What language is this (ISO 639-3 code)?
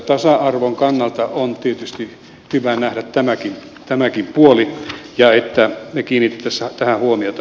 fin